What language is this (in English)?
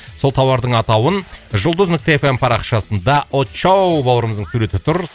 Kazakh